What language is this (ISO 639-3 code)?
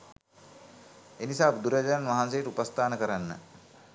sin